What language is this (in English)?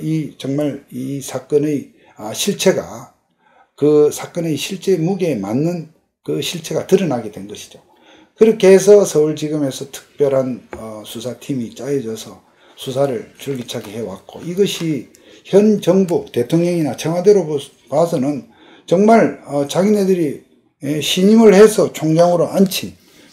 Korean